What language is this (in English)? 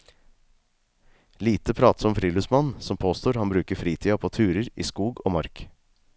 Norwegian